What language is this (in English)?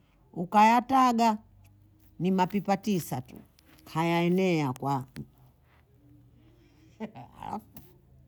Bondei